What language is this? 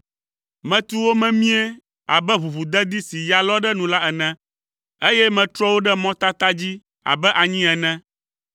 Ewe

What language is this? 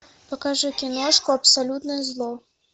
Russian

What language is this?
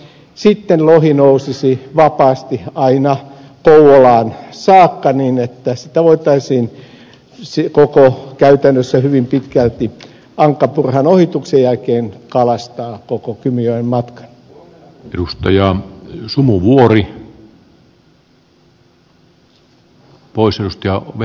Finnish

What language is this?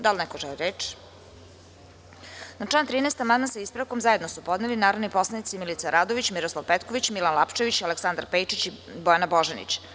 Serbian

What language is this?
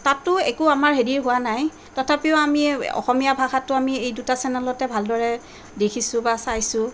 Assamese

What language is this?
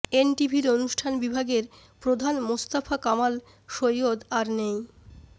Bangla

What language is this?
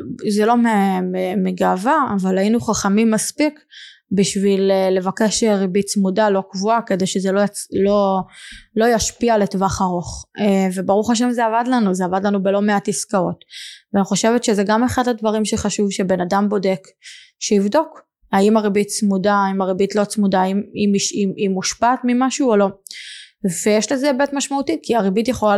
Hebrew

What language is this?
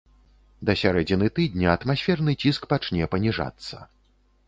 Belarusian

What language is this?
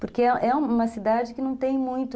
Portuguese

